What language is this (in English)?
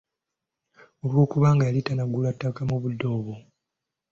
Ganda